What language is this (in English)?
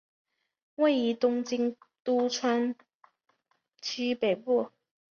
Chinese